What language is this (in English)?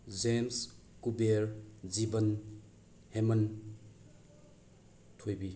Manipuri